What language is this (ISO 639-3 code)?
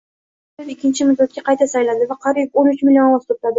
uzb